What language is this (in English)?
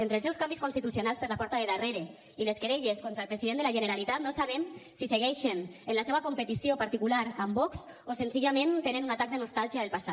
Catalan